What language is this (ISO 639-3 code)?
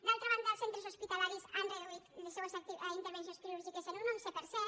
cat